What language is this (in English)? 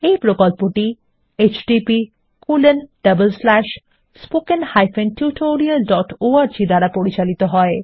Bangla